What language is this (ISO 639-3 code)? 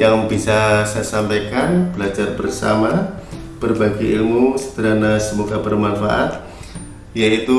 ind